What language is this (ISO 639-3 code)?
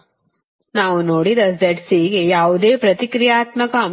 kan